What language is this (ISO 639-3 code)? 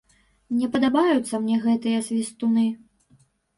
bel